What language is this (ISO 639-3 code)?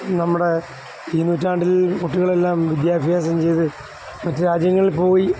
mal